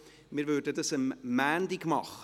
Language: Swiss German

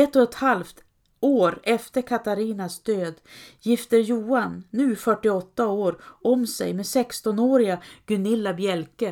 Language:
Swedish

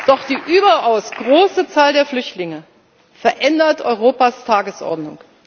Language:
German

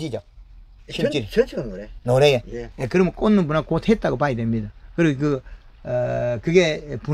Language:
Korean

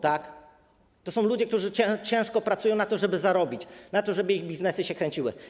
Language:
Polish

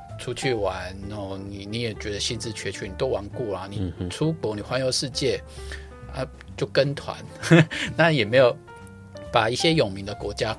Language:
Chinese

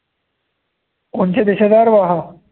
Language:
Marathi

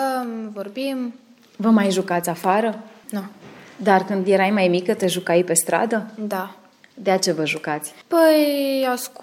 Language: Romanian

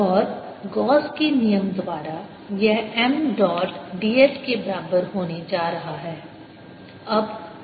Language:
Hindi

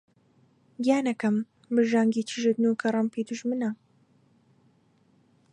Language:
Central Kurdish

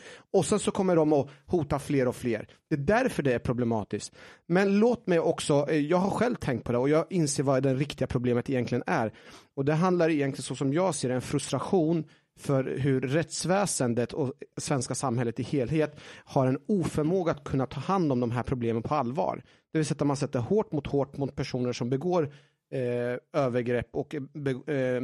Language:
Swedish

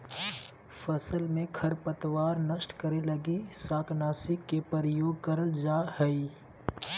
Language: Magahi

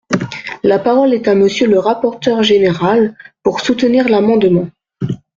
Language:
French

